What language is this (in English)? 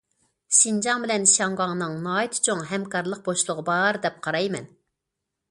Uyghur